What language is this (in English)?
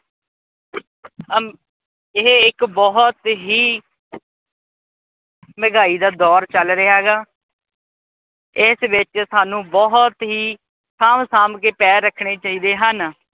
Punjabi